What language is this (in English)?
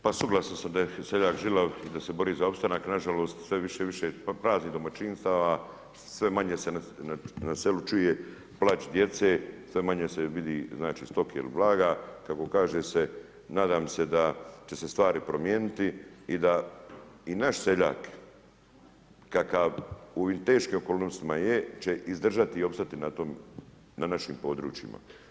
Croatian